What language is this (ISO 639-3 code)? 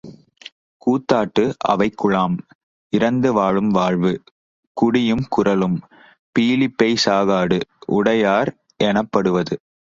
tam